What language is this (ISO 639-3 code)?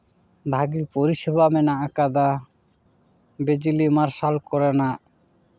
sat